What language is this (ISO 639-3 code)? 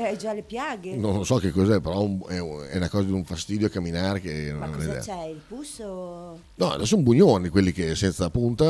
ita